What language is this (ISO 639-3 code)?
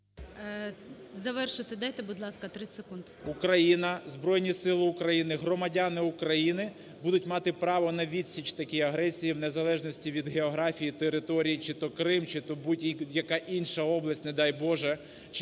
ukr